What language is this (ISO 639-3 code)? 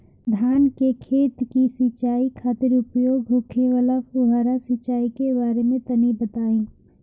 bho